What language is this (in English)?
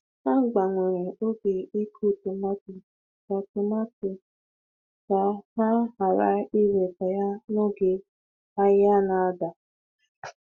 Igbo